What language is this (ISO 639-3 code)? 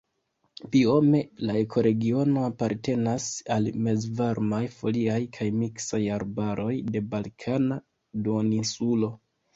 epo